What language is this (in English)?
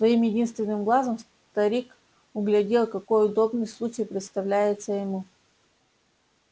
Russian